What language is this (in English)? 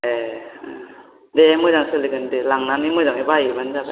Bodo